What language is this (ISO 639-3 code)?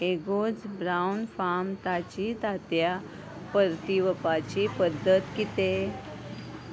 kok